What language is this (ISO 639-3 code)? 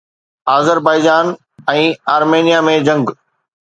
snd